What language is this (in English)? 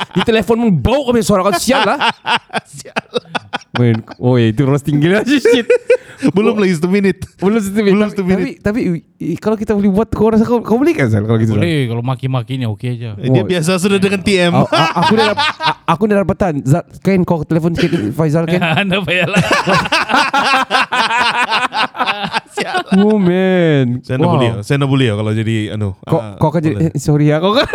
Malay